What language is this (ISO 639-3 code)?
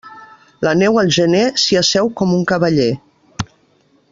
cat